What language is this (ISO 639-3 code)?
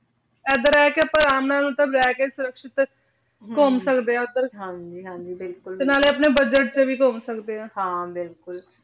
pan